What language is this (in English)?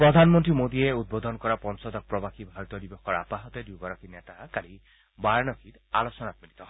Assamese